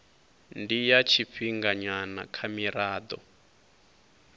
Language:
Venda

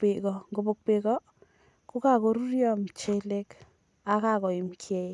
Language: Kalenjin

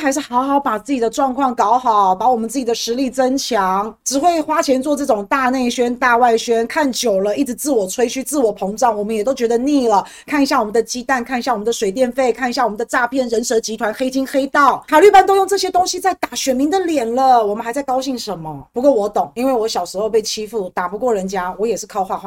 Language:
Chinese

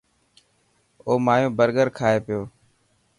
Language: Dhatki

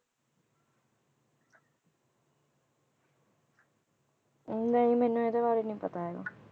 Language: Punjabi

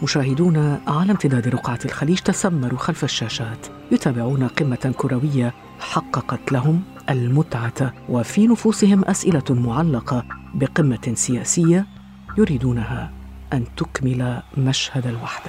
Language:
Arabic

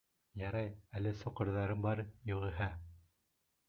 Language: Bashkir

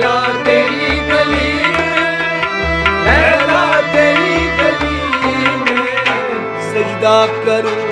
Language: Punjabi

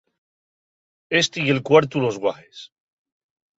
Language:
Asturian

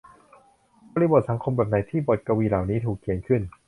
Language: Thai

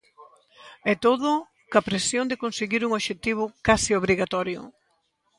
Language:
Galician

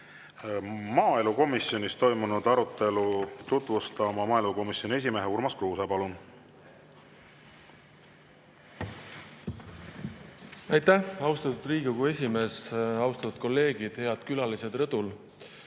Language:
Estonian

